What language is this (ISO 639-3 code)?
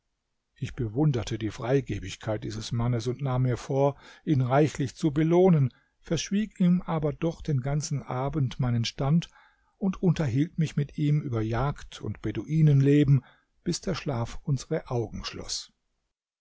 deu